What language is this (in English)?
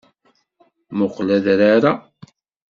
Kabyle